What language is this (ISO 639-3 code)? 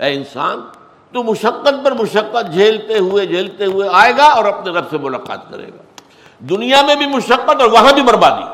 urd